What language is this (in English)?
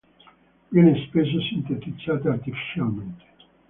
Italian